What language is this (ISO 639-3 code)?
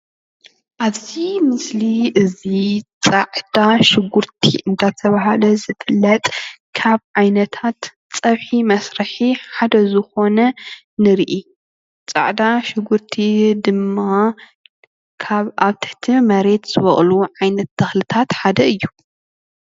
tir